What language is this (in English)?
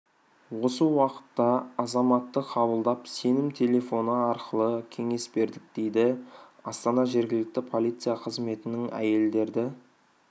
Kazakh